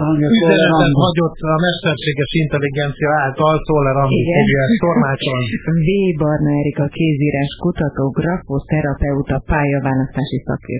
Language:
Hungarian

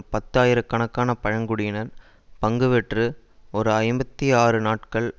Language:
Tamil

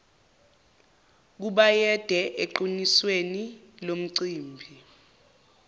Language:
Zulu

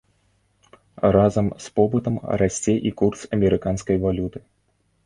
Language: Belarusian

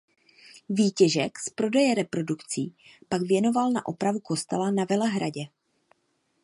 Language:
Czech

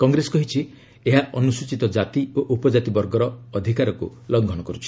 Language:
Odia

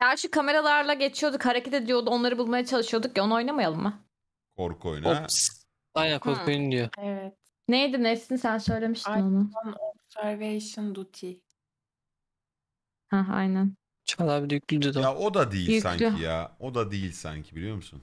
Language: Turkish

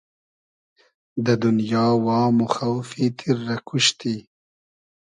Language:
Hazaragi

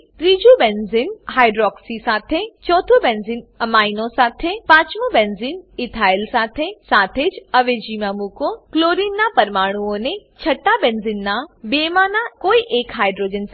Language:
Gujarati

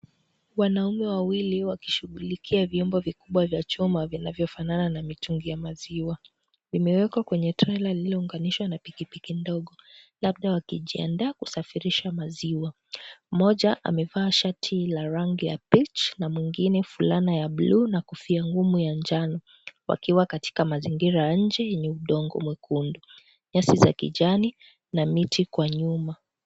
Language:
Swahili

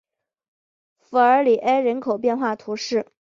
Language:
Chinese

